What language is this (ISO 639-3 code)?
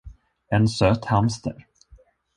swe